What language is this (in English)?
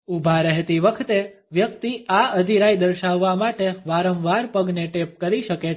Gujarati